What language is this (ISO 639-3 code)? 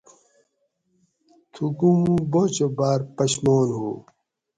gwc